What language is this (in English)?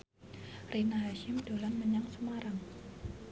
Javanese